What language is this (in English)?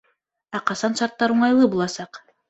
Bashkir